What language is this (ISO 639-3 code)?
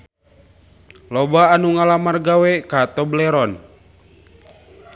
sun